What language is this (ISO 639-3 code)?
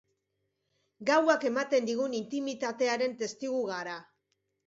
eus